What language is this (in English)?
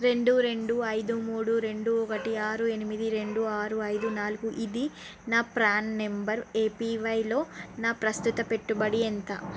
Telugu